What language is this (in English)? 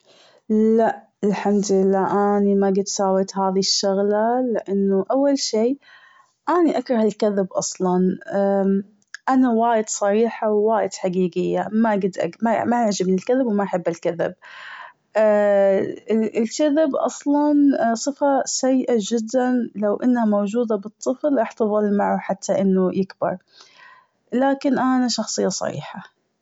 Gulf Arabic